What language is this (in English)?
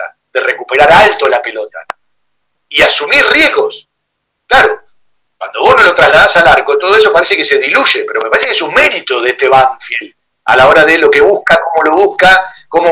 Spanish